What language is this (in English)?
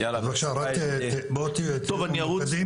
Hebrew